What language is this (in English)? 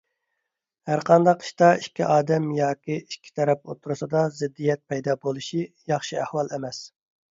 Uyghur